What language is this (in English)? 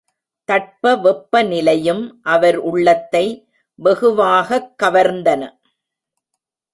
Tamil